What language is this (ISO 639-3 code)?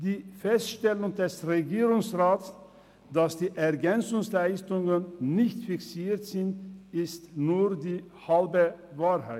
gsw